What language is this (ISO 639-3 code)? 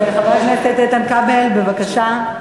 heb